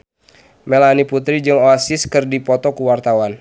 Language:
Sundanese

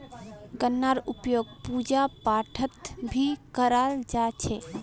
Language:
Magahi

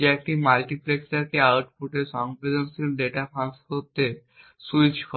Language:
Bangla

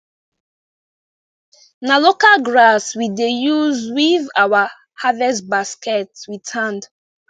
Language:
Nigerian Pidgin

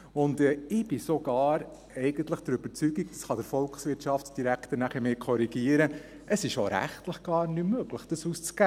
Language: Swiss German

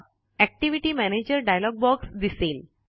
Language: Marathi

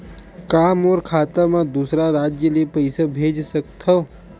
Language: Chhattisgarhi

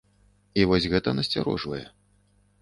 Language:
Belarusian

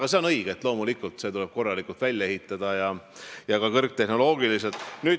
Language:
Estonian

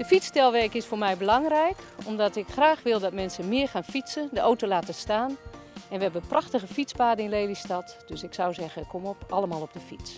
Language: Dutch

